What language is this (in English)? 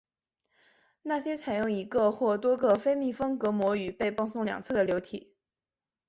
Chinese